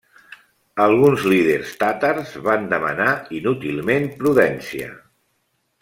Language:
Catalan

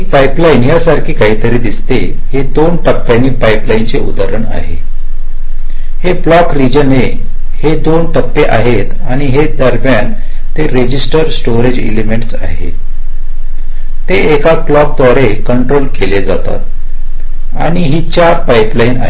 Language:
Marathi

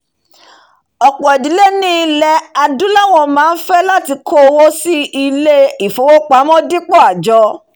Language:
Yoruba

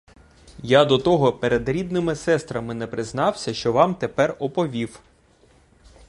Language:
Ukrainian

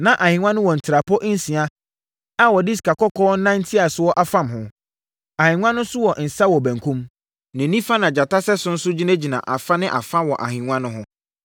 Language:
Akan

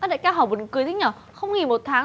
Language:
Vietnamese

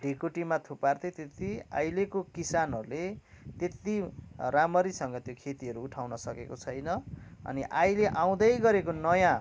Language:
Nepali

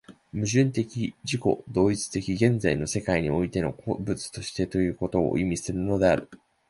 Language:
Japanese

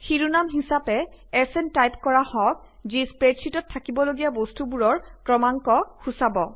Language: Assamese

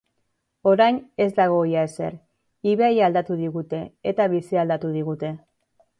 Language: Basque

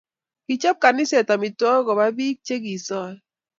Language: Kalenjin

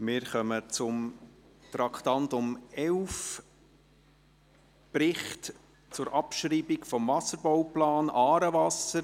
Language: Swiss German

